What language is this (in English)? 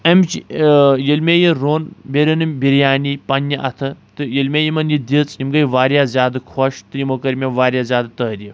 Kashmiri